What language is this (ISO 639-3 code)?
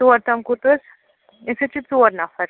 kas